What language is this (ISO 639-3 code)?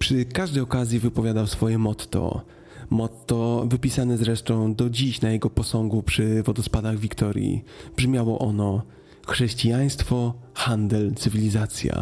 pol